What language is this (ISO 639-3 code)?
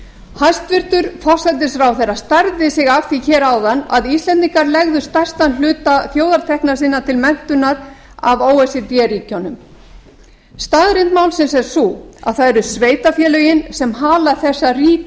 isl